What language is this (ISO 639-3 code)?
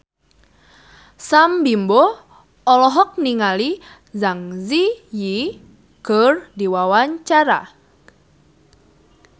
sun